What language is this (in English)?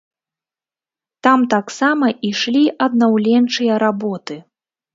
Belarusian